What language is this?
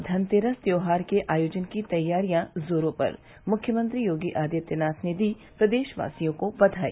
Hindi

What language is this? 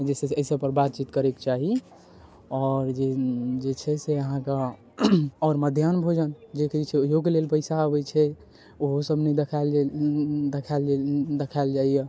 Maithili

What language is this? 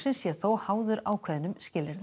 Icelandic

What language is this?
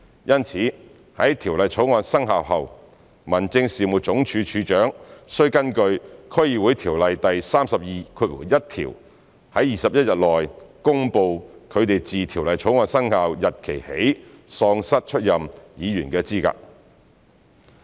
Cantonese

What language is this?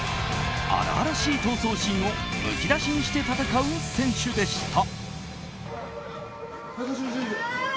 Japanese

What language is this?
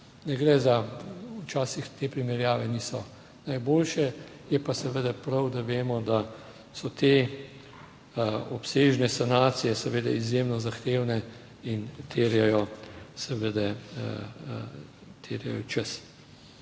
Slovenian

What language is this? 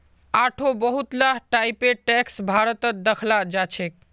Magahi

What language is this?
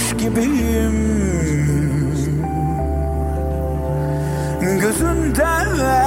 Persian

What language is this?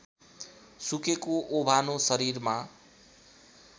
Nepali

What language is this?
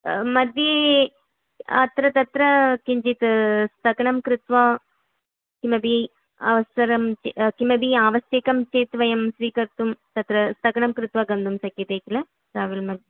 Sanskrit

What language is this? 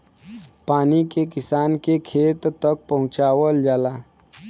Bhojpuri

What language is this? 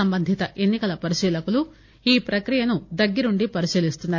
Telugu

